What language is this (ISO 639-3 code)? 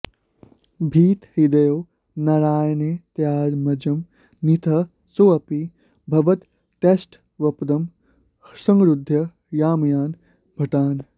san